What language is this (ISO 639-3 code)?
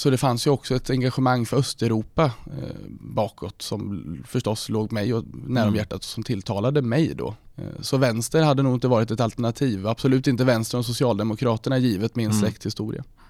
swe